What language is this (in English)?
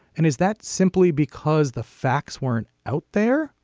English